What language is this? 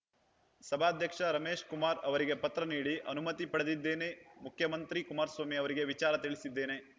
Kannada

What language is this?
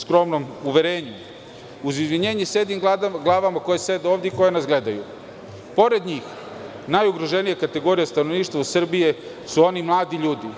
Serbian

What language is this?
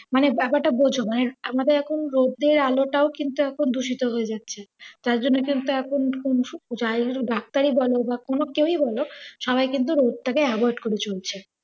Bangla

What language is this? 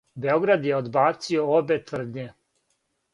Serbian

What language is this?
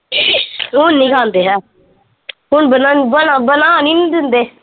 Punjabi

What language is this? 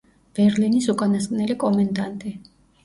Georgian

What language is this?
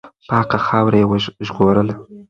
Pashto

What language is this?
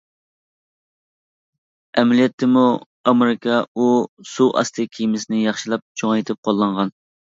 Uyghur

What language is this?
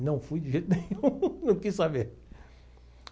Portuguese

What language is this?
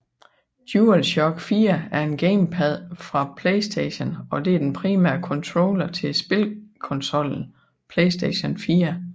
Danish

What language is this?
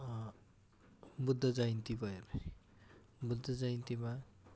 Nepali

